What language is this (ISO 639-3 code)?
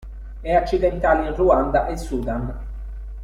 ita